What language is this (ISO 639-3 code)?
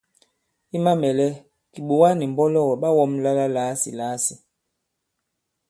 abb